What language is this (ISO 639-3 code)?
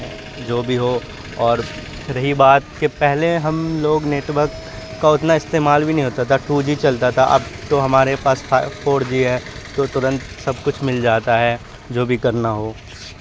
urd